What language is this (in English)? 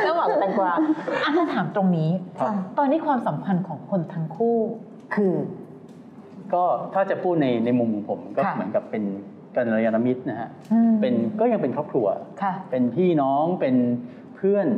Thai